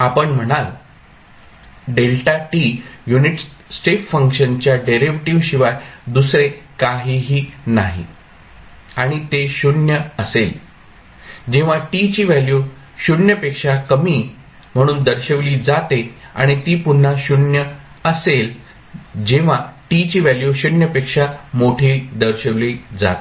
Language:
Marathi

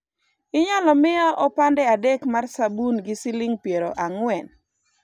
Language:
Luo (Kenya and Tanzania)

